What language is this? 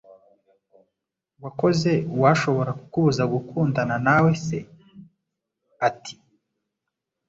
Kinyarwanda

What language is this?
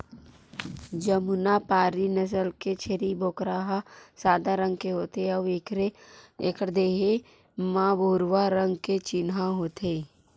Chhattisgarhi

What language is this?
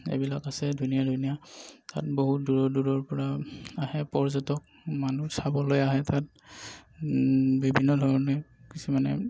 Assamese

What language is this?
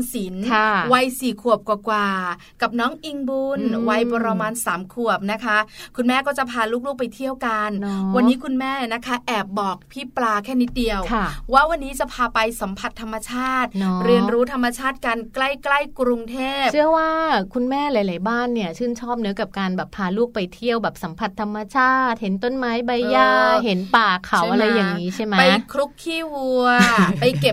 Thai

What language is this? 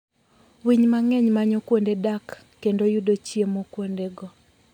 Luo (Kenya and Tanzania)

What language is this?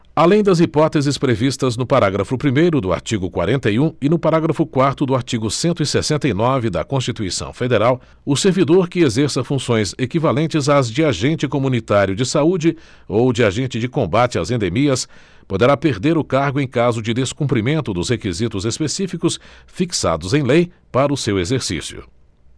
Portuguese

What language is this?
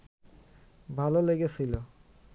Bangla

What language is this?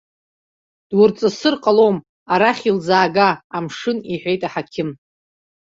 Abkhazian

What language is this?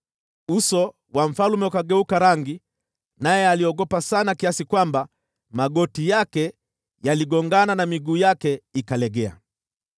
Swahili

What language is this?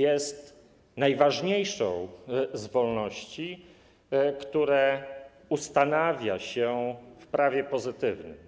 Polish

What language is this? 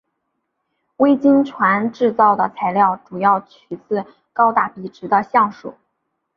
Chinese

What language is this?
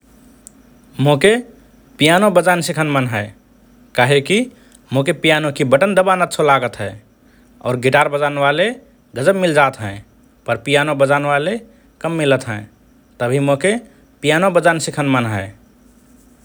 Rana Tharu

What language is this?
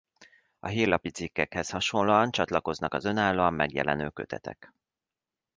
Hungarian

